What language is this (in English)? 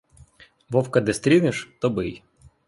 Ukrainian